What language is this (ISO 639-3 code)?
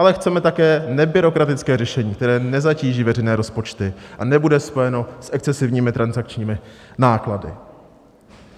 ces